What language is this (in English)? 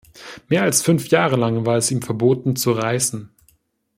German